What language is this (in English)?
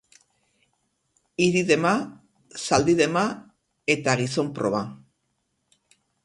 Basque